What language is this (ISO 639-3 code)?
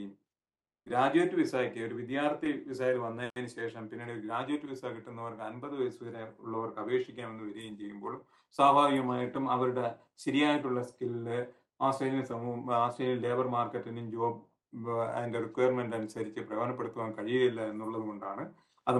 mal